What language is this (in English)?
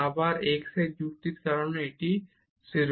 Bangla